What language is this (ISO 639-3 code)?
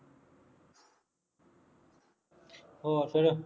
pan